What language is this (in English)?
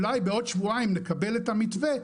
Hebrew